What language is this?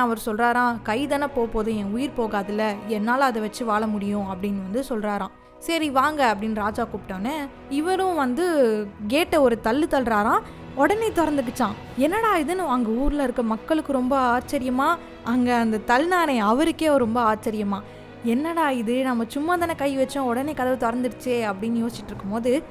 Tamil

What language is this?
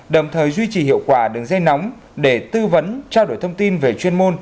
Vietnamese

